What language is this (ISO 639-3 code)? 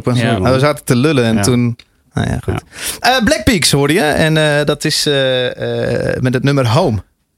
nld